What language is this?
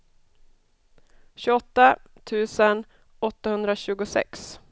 Swedish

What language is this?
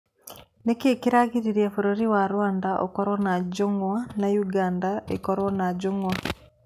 Kikuyu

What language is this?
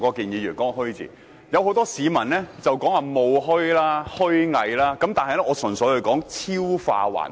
Cantonese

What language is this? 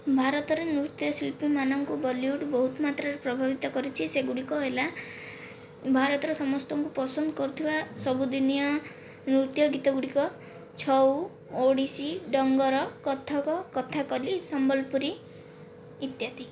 Odia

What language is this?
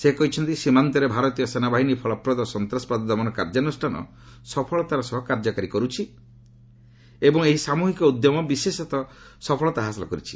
Odia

